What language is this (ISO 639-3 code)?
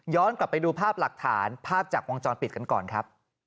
tha